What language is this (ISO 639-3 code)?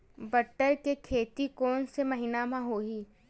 hne